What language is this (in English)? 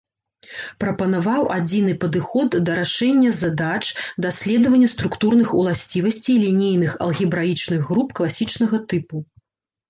Belarusian